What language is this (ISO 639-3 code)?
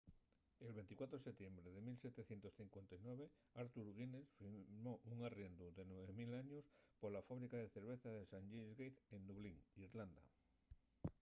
ast